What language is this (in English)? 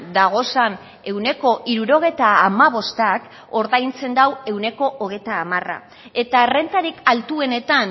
Basque